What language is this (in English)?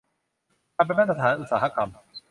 Thai